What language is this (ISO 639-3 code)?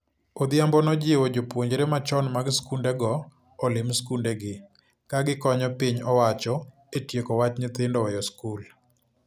luo